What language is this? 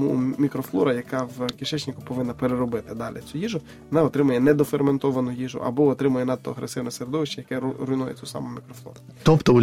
Ukrainian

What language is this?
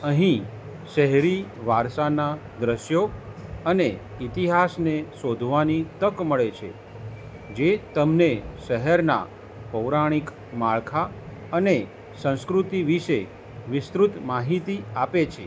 Gujarati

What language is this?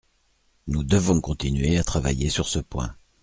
French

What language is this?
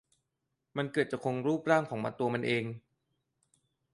Thai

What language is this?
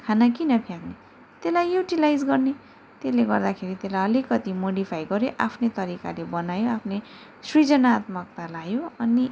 Nepali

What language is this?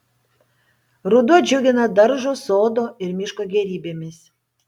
Lithuanian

